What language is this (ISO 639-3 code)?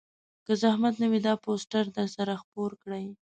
pus